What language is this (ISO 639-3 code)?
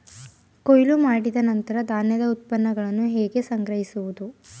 kan